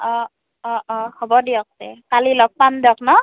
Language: Assamese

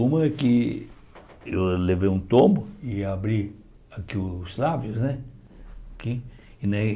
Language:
Portuguese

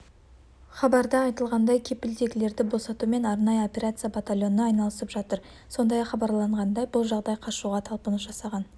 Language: Kazakh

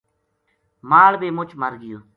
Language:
Gujari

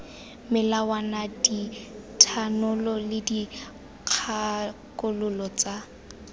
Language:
Tswana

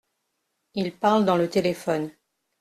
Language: French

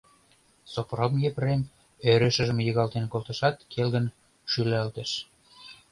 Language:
Mari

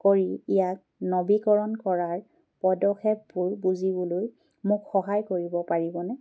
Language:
Assamese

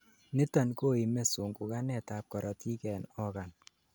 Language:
Kalenjin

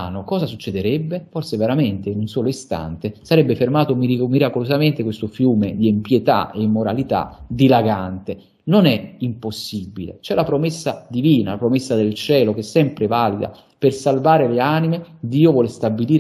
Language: Italian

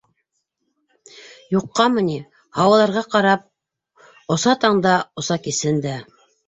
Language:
Bashkir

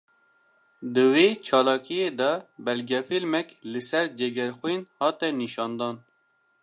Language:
Kurdish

